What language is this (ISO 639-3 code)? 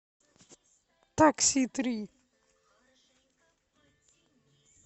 rus